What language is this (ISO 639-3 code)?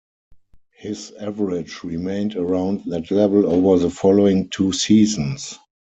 eng